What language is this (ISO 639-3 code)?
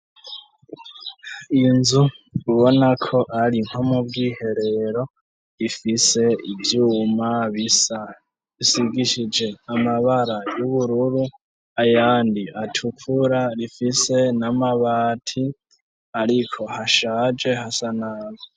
run